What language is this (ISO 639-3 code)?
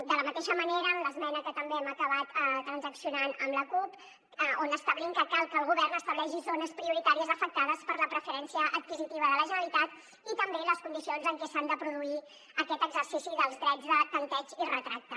cat